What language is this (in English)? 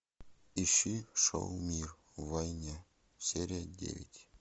Russian